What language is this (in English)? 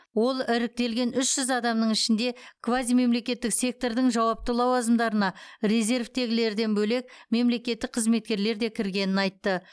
Kazakh